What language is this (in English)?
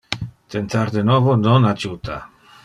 Interlingua